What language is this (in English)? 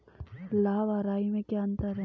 Hindi